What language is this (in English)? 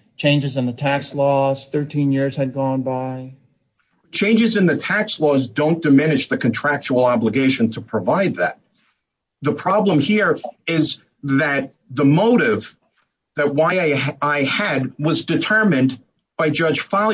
English